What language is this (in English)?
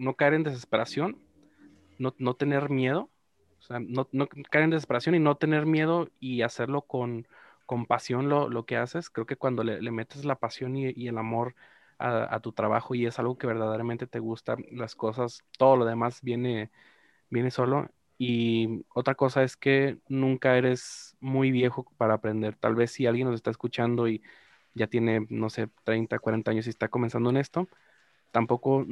Spanish